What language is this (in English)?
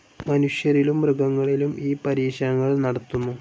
Malayalam